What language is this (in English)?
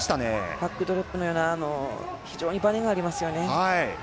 Japanese